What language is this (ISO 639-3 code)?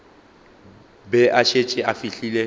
nso